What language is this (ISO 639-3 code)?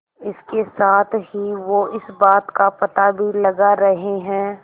hin